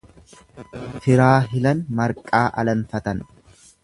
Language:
Oromo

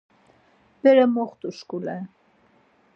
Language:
Laz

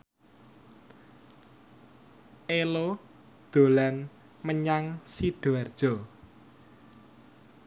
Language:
Javanese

